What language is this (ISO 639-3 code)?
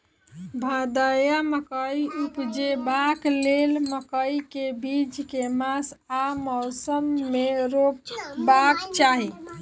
mai